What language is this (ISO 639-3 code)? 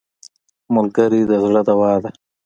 pus